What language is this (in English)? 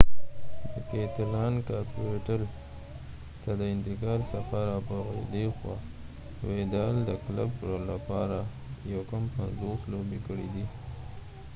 Pashto